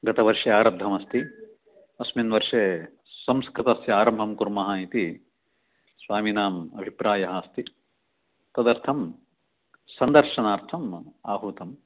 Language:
Sanskrit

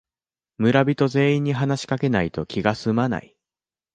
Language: Japanese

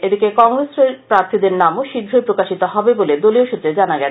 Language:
Bangla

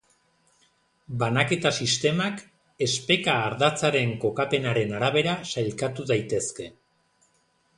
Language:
Basque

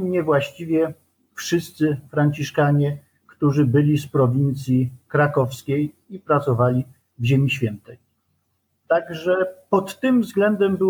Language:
Polish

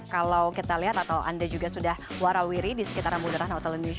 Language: Indonesian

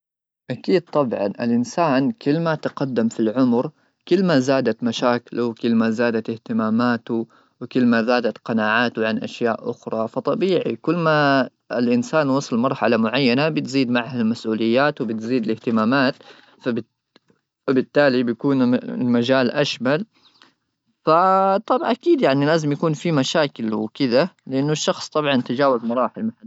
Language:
Gulf Arabic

